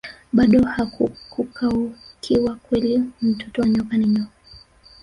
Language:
Swahili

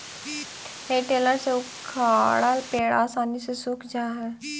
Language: Magahi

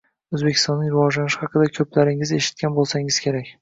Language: Uzbek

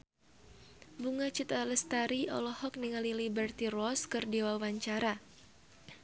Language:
Sundanese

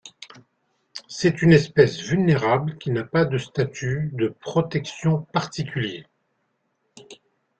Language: French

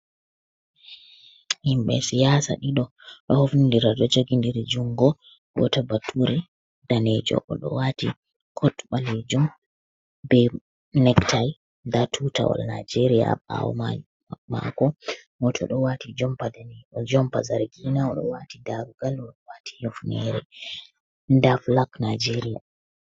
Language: Fula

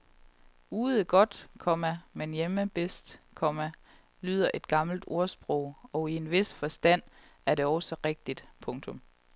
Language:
Danish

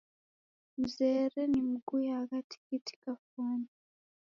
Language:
Taita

